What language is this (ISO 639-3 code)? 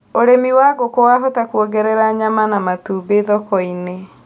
kik